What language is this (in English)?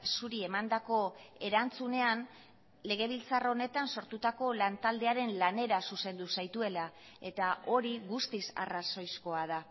Basque